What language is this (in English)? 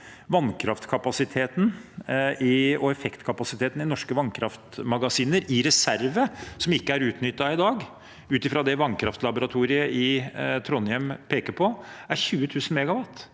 Norwegian